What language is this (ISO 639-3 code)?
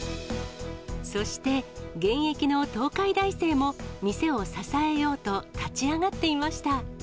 jpn